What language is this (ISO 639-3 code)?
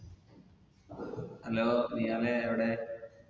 mal